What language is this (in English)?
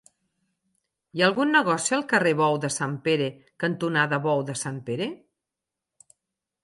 Catalan